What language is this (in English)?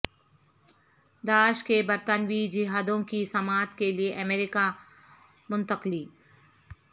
Urdu